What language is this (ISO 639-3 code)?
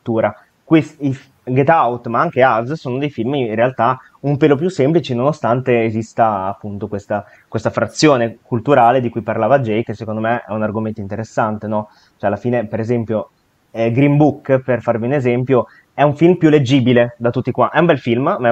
ita